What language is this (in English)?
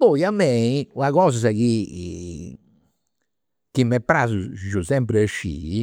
Campidanese Sardinian